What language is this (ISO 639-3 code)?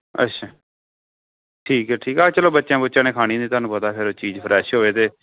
pan